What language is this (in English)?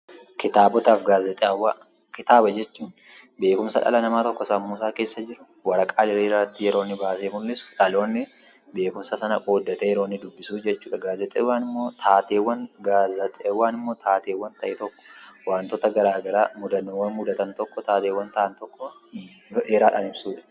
Oromo